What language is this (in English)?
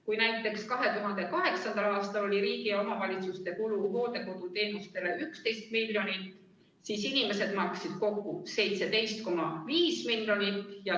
Estonian